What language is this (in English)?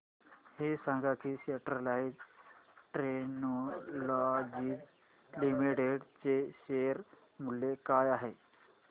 Marathi